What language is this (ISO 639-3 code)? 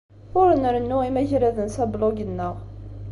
kab